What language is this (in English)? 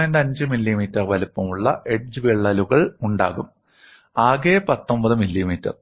Malayalam